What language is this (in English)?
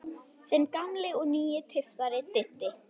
Icelandic